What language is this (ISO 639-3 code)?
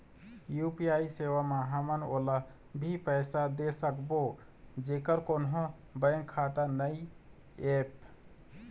hne